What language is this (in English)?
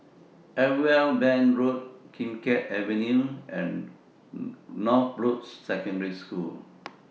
English